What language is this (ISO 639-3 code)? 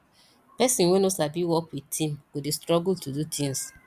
pcm